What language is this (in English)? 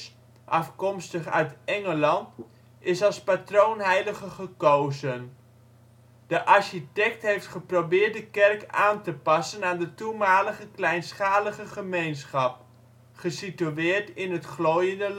Dutch